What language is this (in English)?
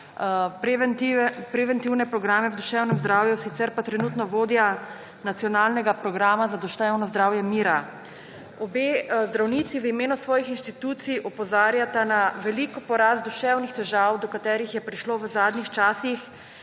Slovenian